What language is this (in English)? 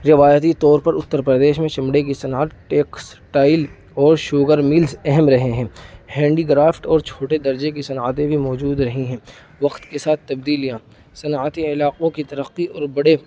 Urdu